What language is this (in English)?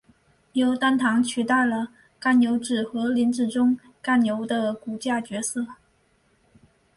Chinese